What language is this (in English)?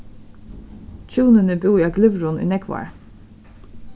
Faroese